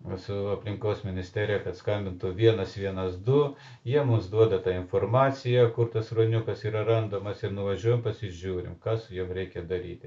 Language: Lithuanian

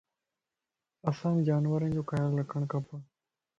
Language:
Lasi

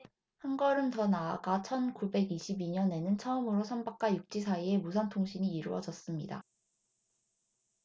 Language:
Korean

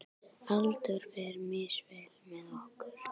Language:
Icelandic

